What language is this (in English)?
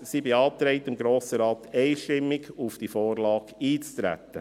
Swiss German